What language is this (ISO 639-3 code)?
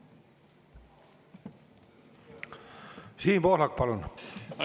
est